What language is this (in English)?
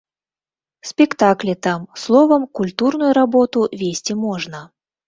Belarusian